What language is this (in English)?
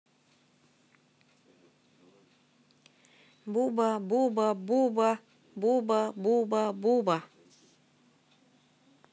Russian